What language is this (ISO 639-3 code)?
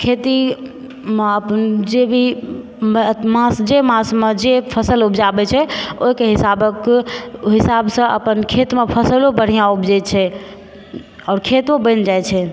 mai